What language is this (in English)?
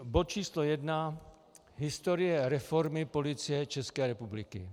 Czech